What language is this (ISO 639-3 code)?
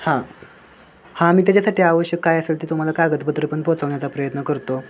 mar